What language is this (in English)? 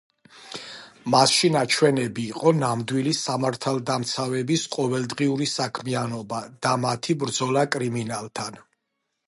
Georgian